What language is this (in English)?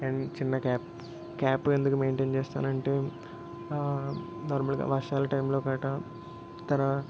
Telugu